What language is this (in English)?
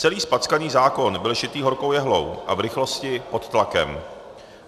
Czech